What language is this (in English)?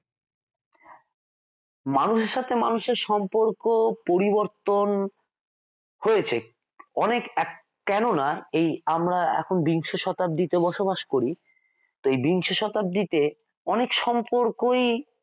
Bangla